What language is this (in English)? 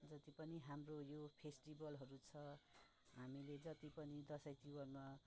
Nepali